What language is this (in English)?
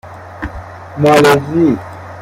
Persian